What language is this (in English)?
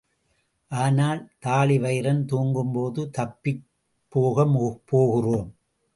Tamil